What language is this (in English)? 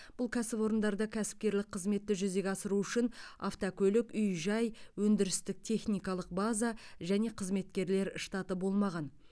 Kazakh